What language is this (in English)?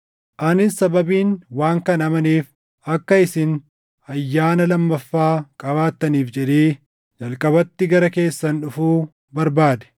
Oromo